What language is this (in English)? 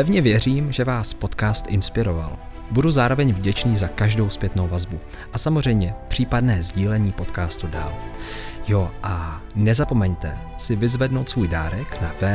Czech